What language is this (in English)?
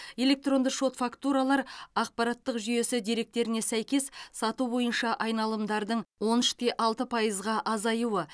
Kazakh